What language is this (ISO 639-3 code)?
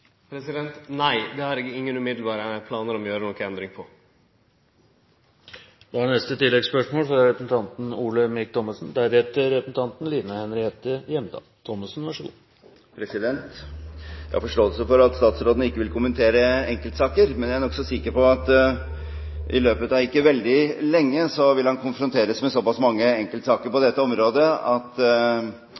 nor